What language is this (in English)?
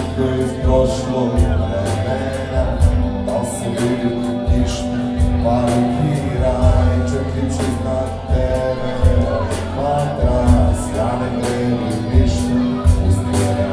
Ukrainian